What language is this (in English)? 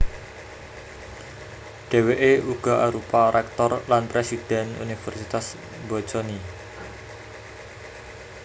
Javanese